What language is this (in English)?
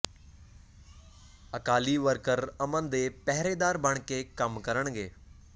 Punjabi